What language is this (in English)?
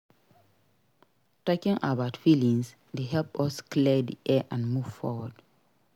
Nigerian Pidgin